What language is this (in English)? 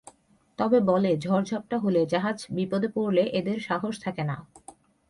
Bangla